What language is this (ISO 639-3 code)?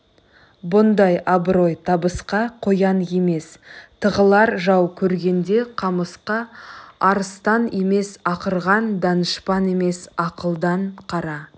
kaz